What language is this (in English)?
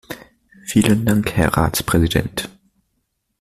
German